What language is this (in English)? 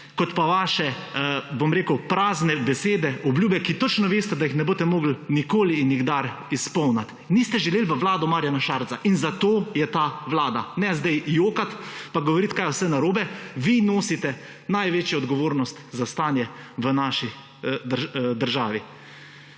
Slovenian